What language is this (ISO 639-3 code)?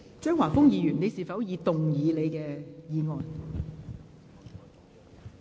yue